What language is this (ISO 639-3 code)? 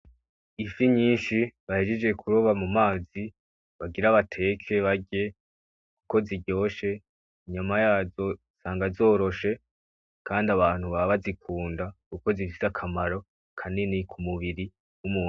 run